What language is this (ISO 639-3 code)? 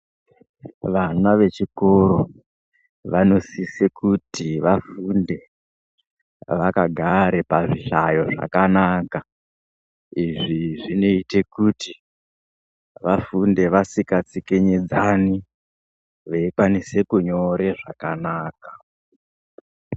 ndc